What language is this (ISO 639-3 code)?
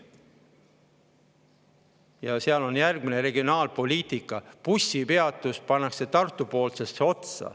est